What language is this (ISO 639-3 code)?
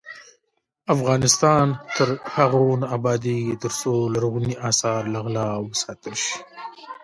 pus